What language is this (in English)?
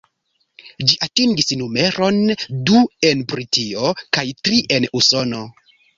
Esperanto